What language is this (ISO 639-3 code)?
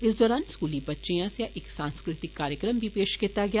doi